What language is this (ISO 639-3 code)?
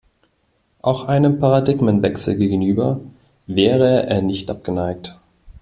deu